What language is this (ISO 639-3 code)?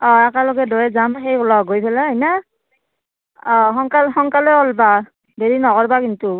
asm